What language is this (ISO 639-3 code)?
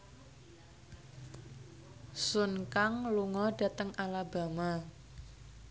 jav